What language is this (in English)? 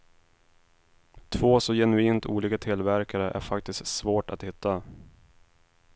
Swedish